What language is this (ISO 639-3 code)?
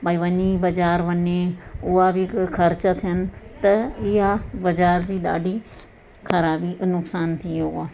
snd